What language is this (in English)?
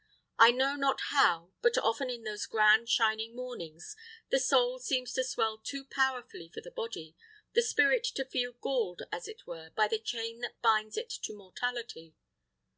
English